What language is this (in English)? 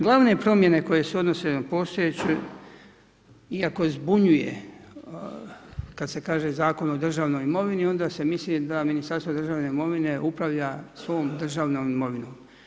Croatian